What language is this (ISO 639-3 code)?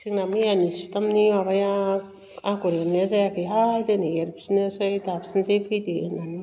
brx